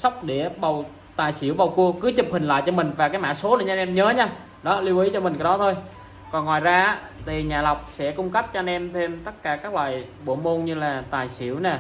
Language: Vietnamese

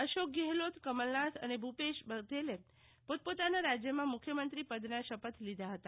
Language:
Gujarati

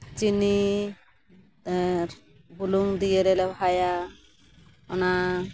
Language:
Santali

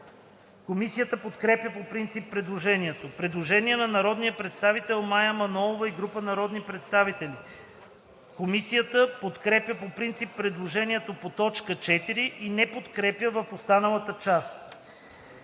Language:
Bulgarian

